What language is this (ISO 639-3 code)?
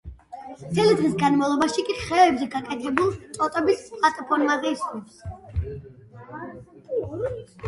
kat